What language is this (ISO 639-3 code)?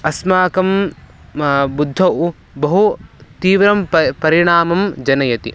san